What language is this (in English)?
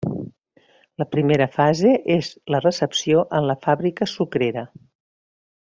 Catalan